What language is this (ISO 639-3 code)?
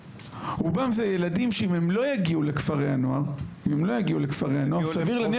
heb